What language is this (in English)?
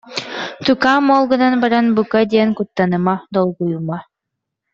Yakut